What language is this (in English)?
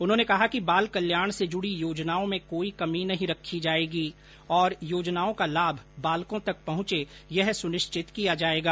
Hindi